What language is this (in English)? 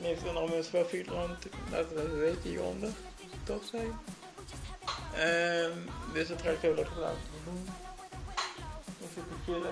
Dutch